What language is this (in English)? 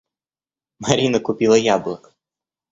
Russian